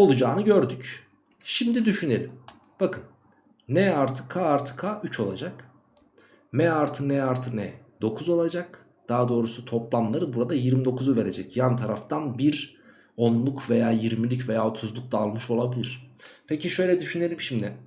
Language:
Turkish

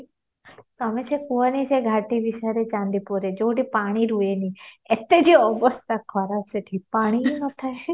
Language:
Odia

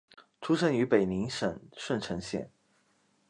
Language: Chinese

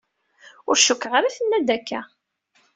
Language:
Kabyle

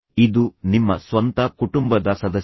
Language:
Kannada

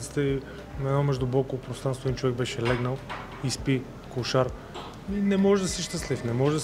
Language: Bulgarian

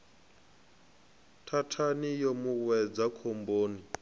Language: Venda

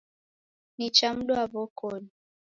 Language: Taita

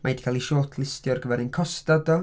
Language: Welsh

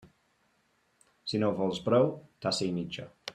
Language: Catalan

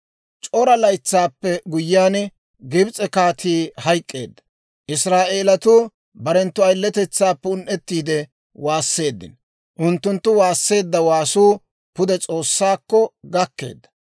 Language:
Dawro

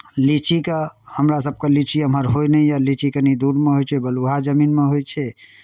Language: Maithili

